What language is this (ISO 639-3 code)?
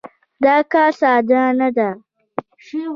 pus